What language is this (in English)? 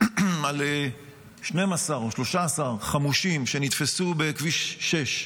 Hebrew